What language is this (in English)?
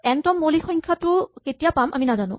Assamese